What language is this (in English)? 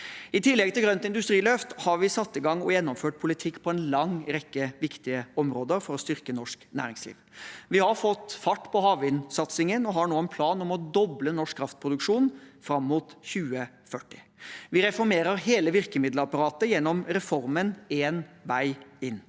Norwegian